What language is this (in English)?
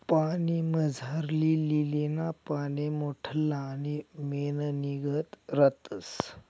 Marathi